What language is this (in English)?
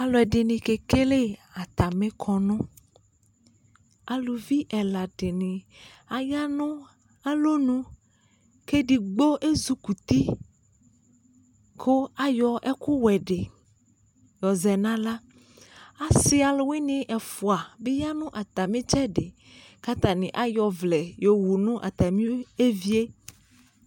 Ikposo